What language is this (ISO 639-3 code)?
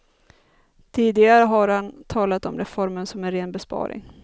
swe